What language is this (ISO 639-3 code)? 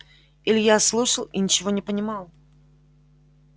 rus